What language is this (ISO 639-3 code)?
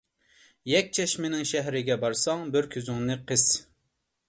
uig